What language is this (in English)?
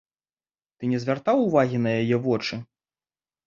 Belarusian